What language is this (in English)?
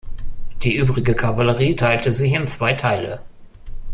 German